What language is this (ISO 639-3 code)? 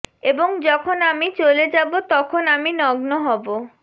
ben